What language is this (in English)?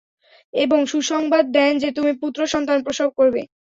Bangla